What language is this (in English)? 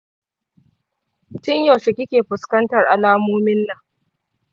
Hausa